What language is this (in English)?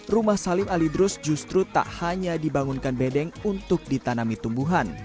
Indonesian